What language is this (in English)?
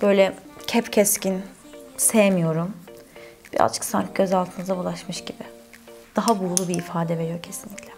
Turkish